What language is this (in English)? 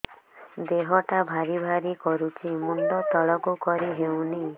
Odia